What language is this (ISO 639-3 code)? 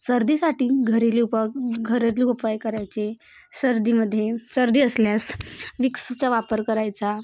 mar